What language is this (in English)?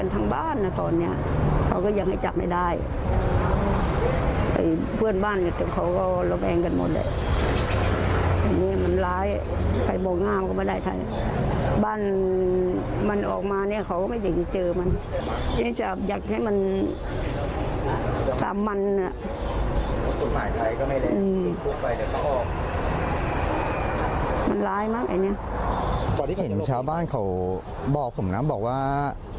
Thai